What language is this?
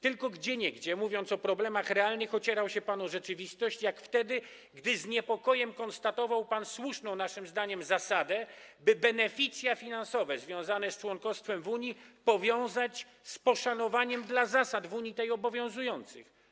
Polish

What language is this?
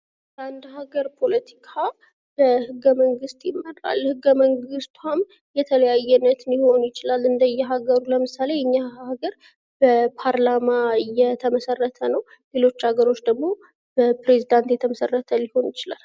Amharic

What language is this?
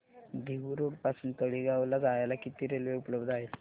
Marathi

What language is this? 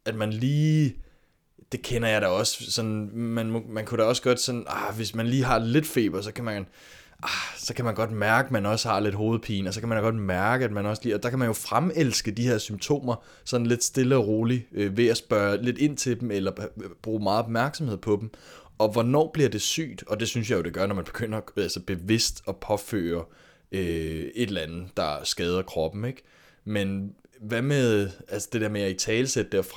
Danish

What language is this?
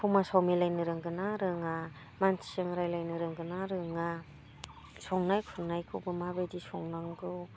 Bodo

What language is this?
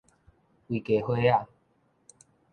Min Nan Chinese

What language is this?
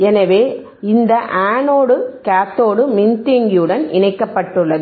Tamil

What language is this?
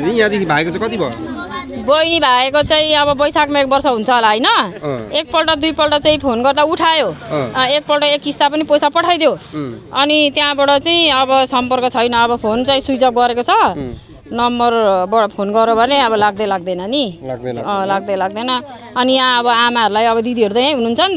Romanian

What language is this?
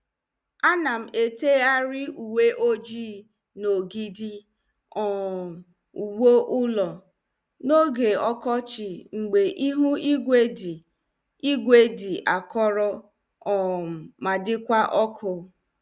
Igbo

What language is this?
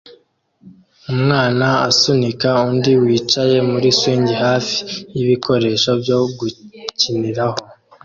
Kinyarwanda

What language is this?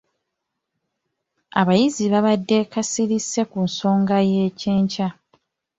Ganda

